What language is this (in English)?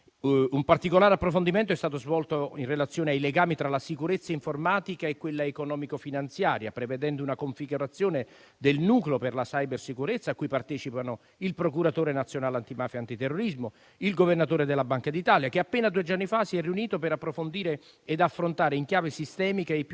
Italian